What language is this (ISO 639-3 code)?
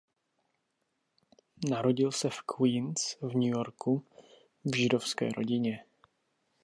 ces